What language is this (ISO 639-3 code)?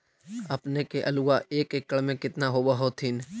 mag